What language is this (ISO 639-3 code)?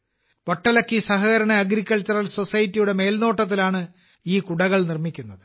mal